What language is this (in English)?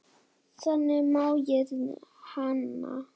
Icelandic